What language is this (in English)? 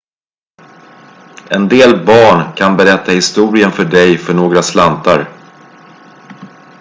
Swedish